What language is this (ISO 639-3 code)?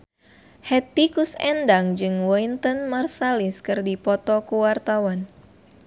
sun